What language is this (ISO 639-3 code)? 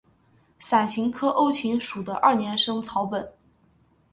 zho